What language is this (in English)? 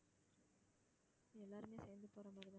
Tamil